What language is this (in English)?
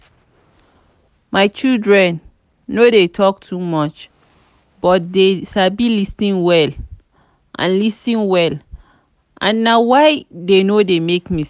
Nigerian Pidgin